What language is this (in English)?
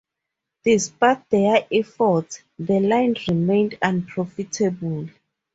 English